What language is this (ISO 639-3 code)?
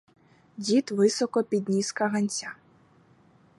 ukr